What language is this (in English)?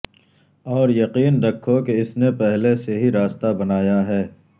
Urdu